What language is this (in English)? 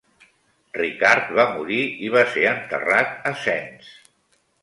Catalan